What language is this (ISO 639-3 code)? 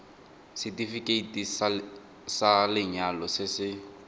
tsn